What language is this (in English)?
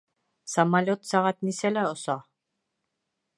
Bashkir